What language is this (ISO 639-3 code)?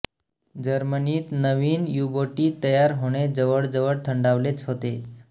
mar